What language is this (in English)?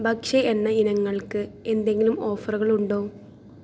Malayalam